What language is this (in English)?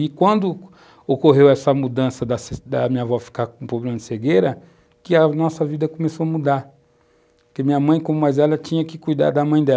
Portuguese